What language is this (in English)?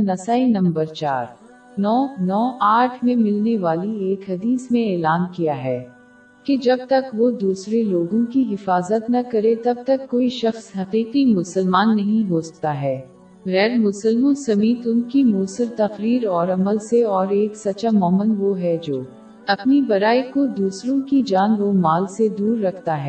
Urdu